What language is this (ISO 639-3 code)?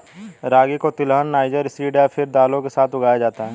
hin